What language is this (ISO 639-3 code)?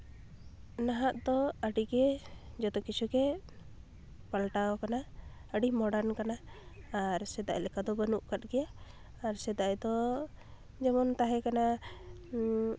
sat